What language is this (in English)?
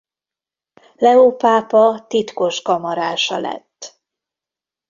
Hungarian